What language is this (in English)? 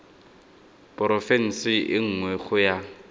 Tswana